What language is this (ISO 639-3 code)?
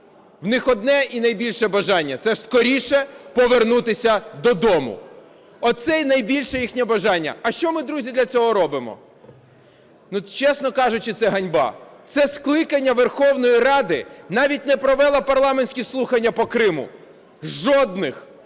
ukr